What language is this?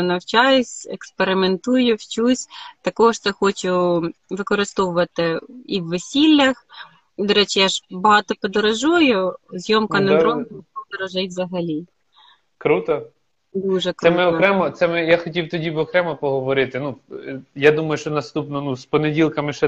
Ukrainian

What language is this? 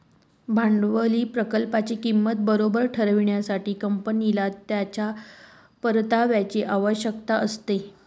Marathi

